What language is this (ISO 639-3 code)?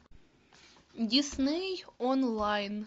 rus